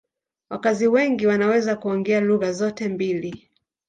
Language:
Swahili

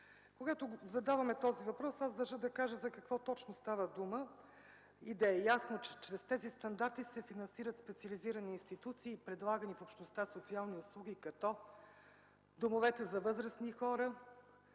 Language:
Bulgarian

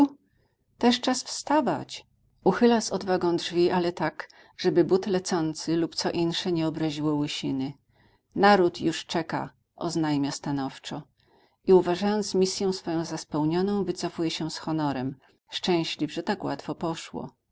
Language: Polish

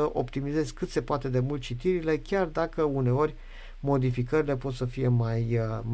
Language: Romanian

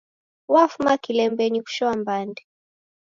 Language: Taita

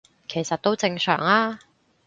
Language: Cantonese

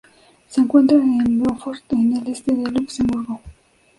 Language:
Spanish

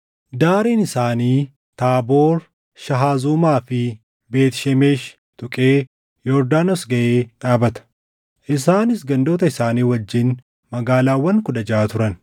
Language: Oromo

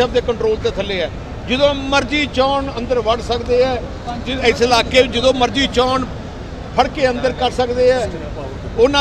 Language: Hindi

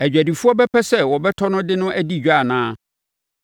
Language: Akan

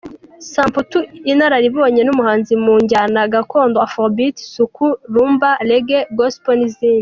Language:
Kinyarwanda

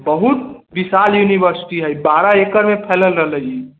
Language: Maithili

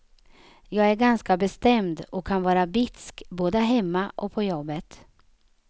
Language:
Swedish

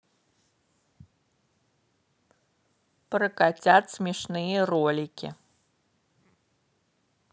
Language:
Russian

